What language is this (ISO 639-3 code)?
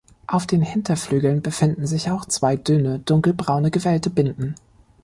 deu